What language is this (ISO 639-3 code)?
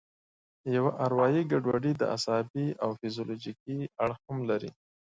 pus